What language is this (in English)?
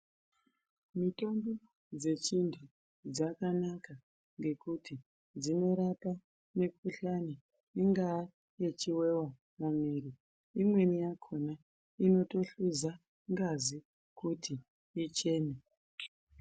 Ndau